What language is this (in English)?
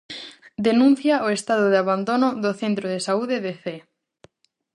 Galician